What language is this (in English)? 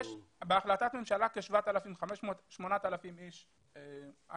Hebrew